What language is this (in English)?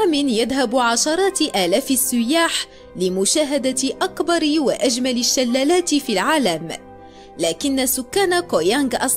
Arabic